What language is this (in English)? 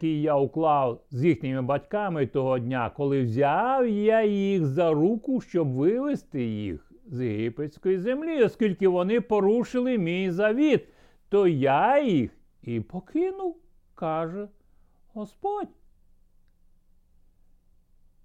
Ukrainian